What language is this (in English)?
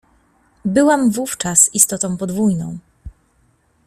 Polish